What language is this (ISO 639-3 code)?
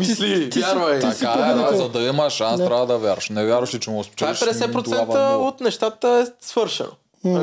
bul